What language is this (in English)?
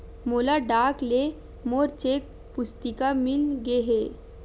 Chhattisgarhi